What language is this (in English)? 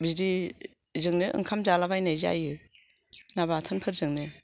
Bodo